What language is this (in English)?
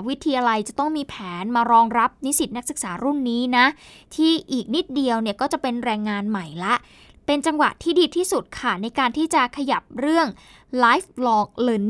Thai